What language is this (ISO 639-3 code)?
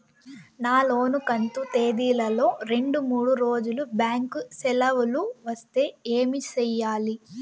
tel